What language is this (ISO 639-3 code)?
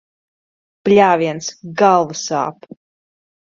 lav